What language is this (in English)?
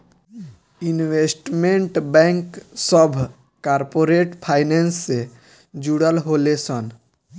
Bhojpuri